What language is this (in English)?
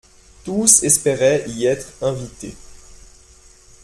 French